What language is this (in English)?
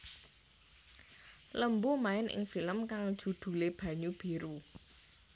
Javanese